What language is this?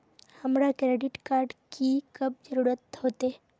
Magahi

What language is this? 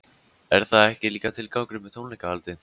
Icelandic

